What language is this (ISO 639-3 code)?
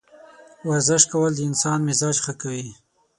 pus